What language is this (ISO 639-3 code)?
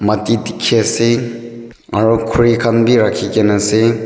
nag